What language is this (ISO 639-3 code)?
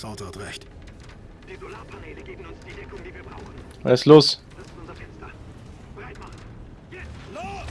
deu